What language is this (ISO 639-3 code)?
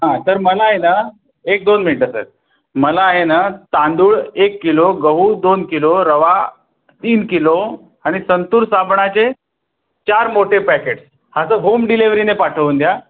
mar